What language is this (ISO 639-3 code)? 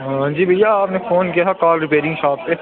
doi